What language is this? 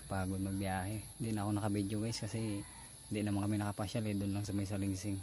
Filipino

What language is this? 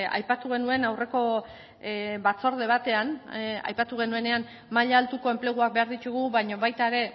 Basque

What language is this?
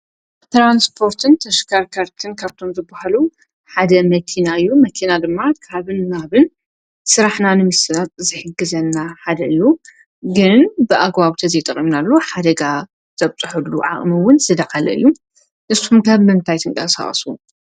Tigrinya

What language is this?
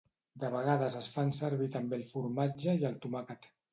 Catalan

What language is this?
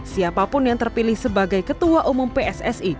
Indonesian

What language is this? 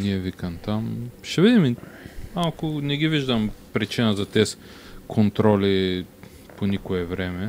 Bulgarian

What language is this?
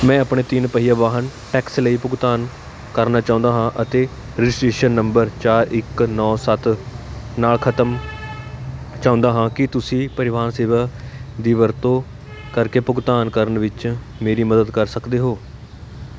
Punjabi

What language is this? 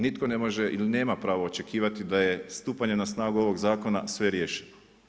Croatian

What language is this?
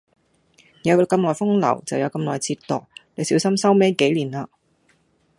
Cantonese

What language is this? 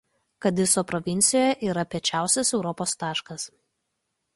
Lithuanian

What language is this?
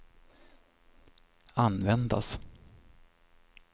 Swedish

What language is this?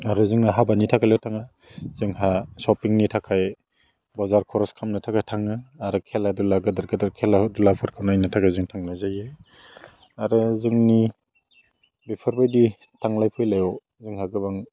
Bodo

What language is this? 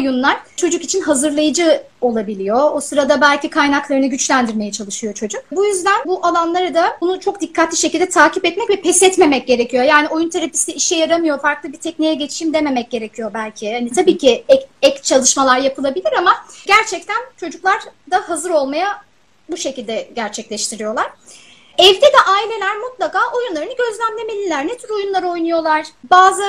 Turkish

